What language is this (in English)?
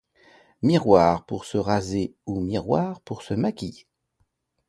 French